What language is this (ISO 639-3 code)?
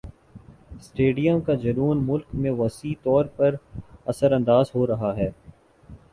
urd